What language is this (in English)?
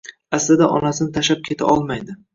Uzbek